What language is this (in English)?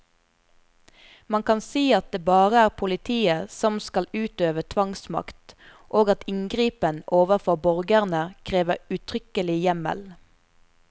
Norwegian